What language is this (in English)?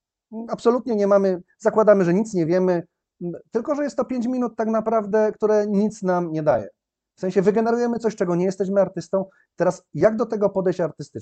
Polish